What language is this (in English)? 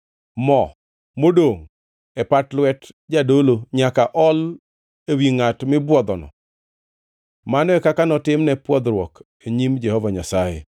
Luo (Kenya and Tanzania)